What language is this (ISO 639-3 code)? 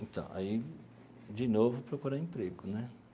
por